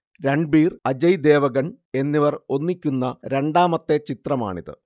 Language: Malayalam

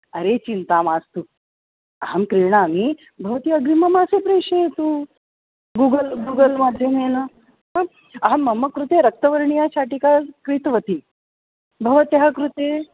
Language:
Sanskrit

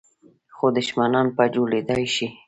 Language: Pashto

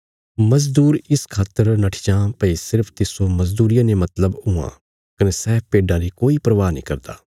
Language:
Bilaspuri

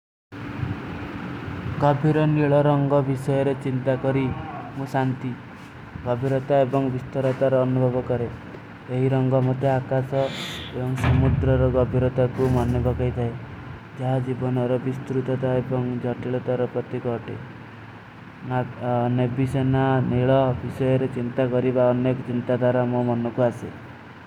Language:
Kui (India)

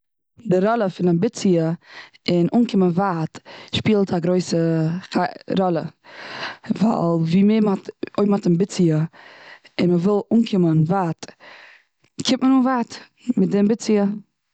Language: Yiddish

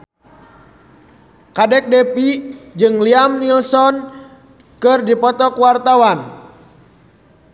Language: Sundanese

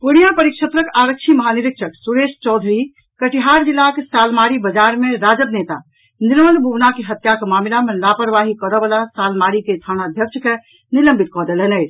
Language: Maithili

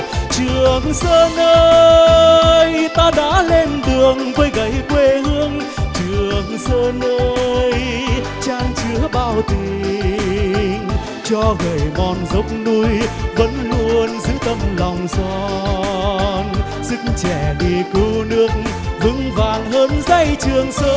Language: Vietnamese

